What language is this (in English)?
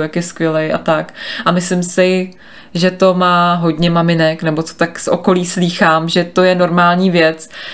Czech